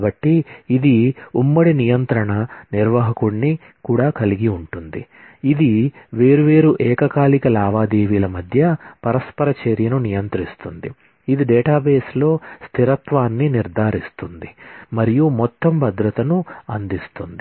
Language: Telugu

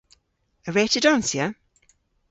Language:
Cornish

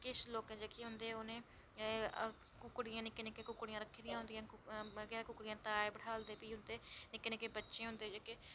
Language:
Dogri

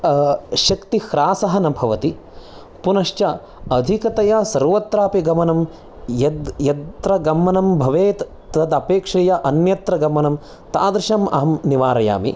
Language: Sanskrit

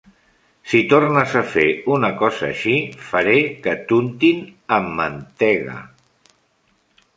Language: Catalan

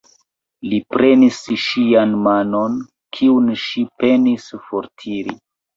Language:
Esperanto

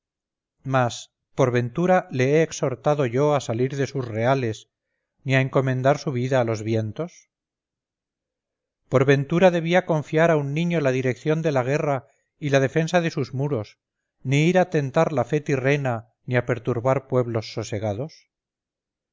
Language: Spanish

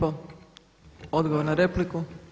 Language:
Croatian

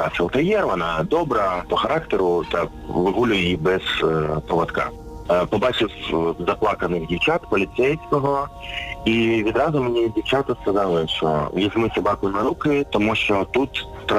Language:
Ukrainian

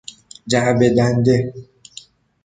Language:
Persian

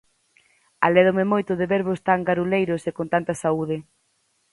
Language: Galician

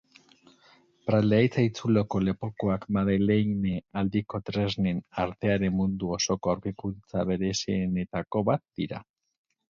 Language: Basque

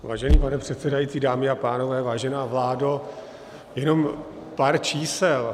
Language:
Czech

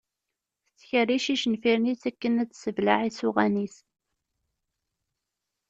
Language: Kabyle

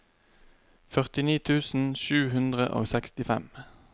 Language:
Norwegian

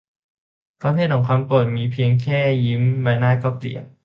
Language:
Thai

